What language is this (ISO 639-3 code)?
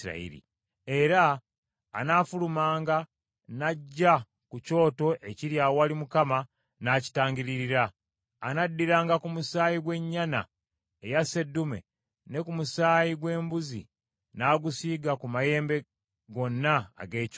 lug